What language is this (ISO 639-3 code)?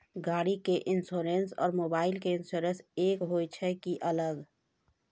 mai